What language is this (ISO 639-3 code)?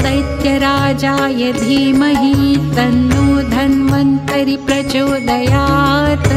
mar